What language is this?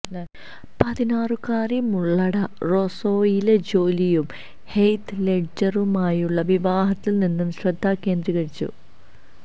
Malayalam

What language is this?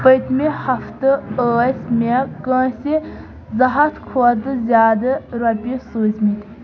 Kashmiri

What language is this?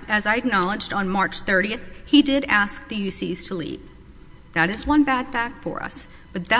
English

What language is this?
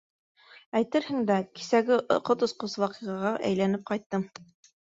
Bashkir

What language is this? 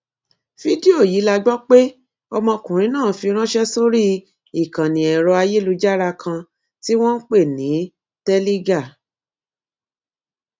Yoruba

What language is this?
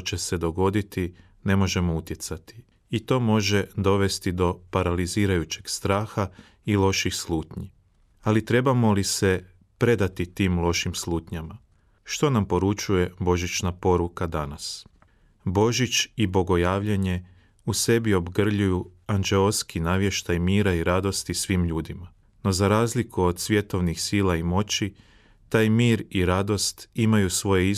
Croatian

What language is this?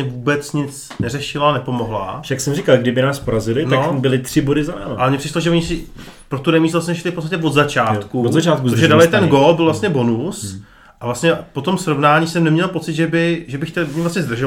Czech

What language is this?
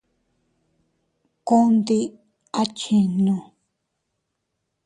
Teutila Cuicatec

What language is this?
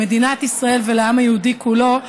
Hebrew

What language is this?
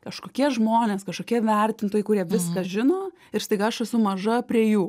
Lithuanian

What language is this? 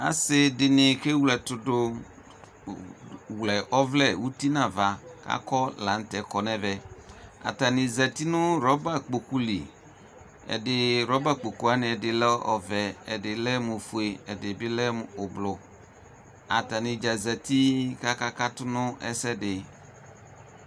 Ikposo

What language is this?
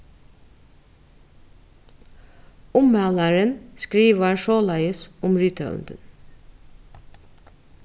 Faroese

